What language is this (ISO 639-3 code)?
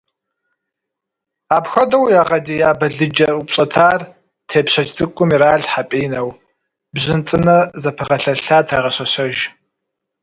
kbd